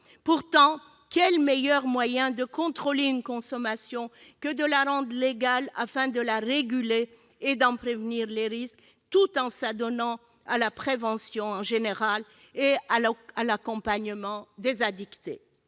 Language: French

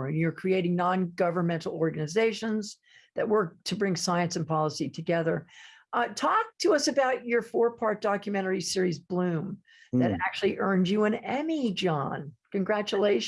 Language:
English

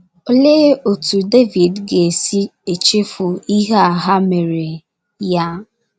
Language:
Igbo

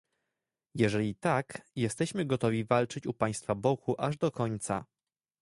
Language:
Polish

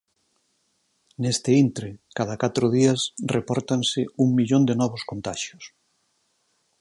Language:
Galician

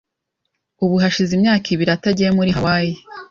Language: Kinyarwanda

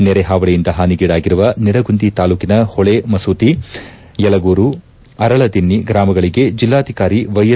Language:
Kannada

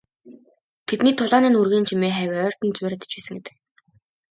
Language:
Mongolian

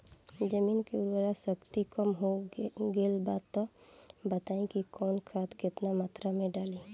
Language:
Bhojpuri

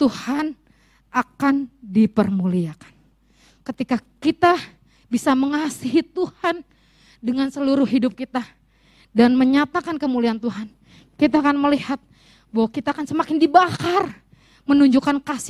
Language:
Indonesian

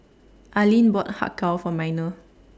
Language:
English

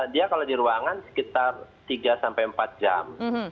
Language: Indonesian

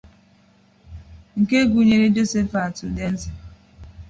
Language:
Igbo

